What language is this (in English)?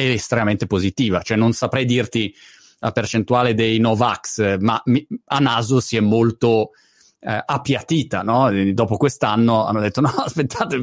Italian